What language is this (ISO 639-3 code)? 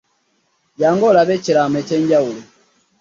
lug